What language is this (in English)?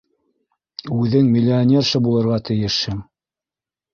Bashkir